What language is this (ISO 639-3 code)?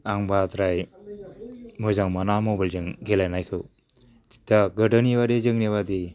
brx